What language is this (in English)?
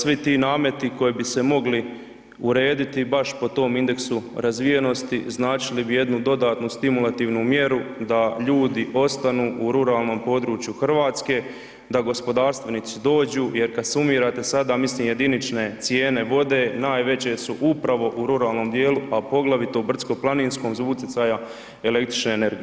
Croatian